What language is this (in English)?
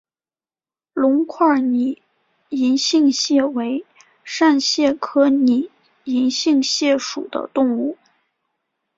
Chinese